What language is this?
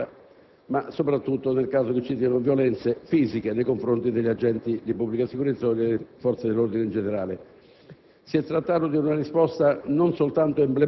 Italian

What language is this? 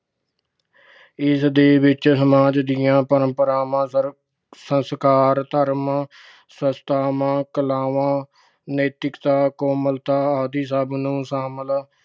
Punjabi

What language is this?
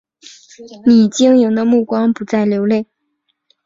Chinese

